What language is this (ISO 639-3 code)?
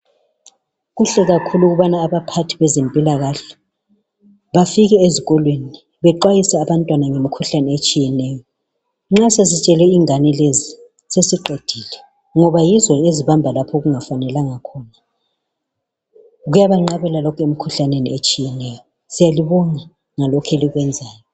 nde